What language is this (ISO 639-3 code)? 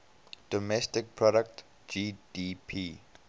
eng